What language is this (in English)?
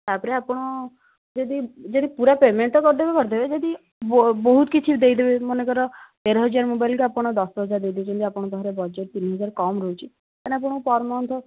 Odia